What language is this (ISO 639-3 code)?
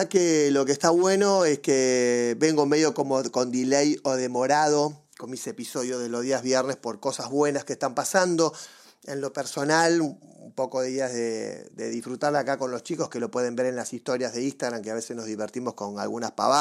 spa